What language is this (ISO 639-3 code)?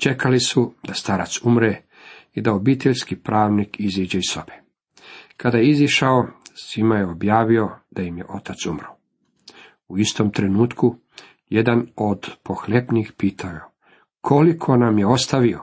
hrv